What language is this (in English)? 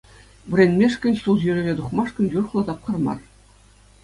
Chuvash